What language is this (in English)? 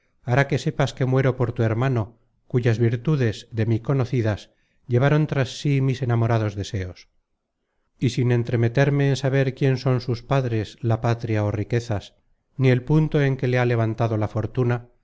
Spanish